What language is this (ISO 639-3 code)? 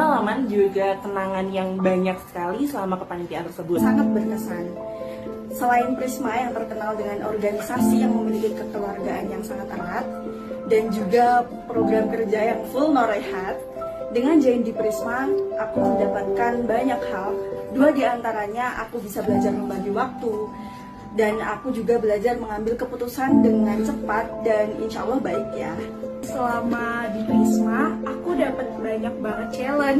ind